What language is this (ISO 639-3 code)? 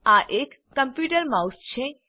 guj